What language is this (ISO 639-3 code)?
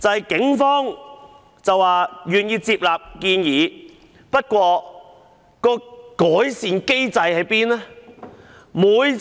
yue